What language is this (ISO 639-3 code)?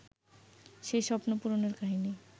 ben